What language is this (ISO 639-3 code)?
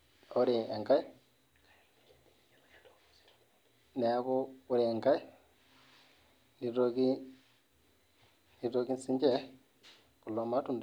mas